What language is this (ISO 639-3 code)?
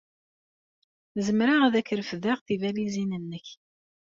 kab